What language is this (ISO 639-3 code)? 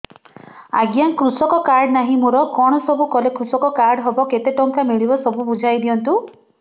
ori